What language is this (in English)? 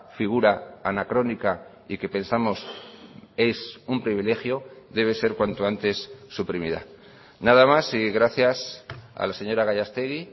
Spanish